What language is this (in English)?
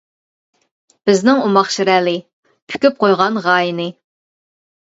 Uyghur